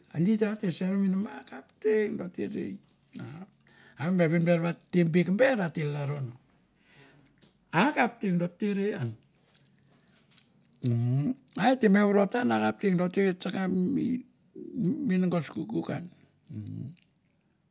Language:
Mandara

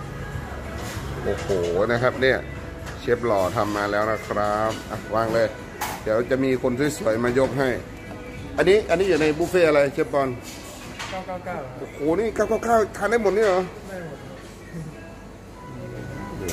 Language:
Thai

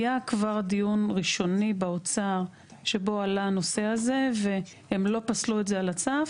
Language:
Hebrew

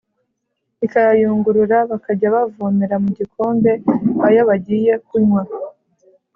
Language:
Kinyarwanda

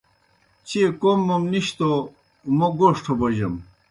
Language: Kohistani Shina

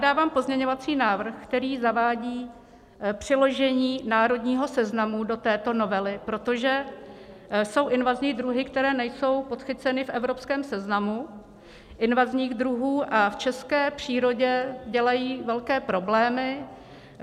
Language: Czech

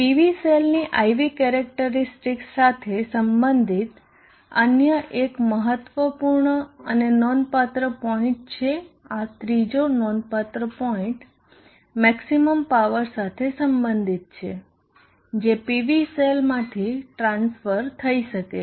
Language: Gujarati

